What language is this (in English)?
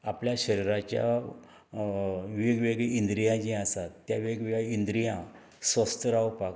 Konkani